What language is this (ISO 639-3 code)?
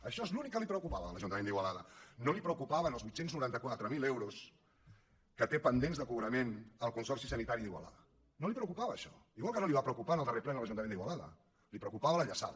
cat